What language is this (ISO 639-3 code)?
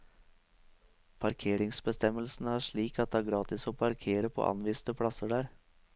nor